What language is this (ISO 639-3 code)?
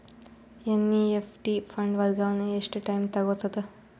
kan